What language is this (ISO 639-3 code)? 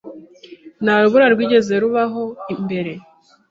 kin